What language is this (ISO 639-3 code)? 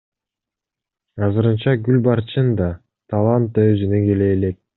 kir